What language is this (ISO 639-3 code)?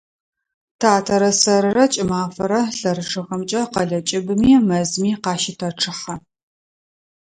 ady